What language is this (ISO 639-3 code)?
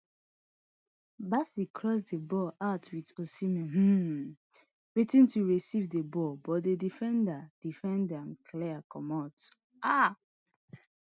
pcm